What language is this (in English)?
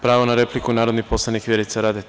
Serbian